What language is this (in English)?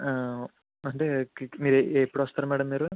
Telugu